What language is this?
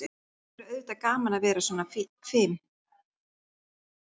Icelandic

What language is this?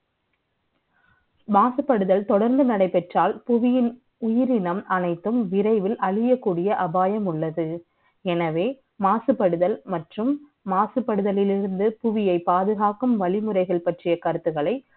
Tamil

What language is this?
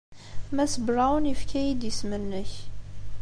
Kabyle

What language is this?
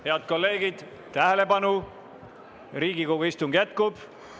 Estonian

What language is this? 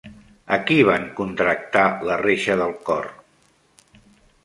Catalan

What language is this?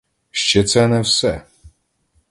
Ukrainian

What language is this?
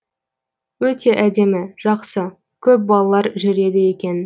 Kazakh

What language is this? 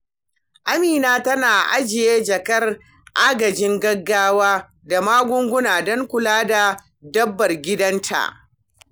Hausa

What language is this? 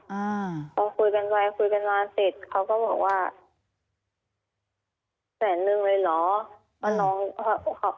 Thai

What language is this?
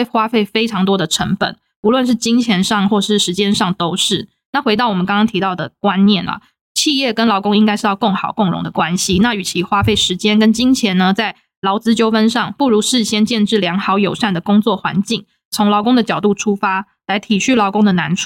Chinese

